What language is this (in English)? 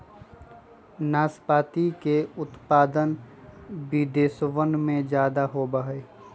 Magahi